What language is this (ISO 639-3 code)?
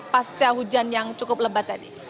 ind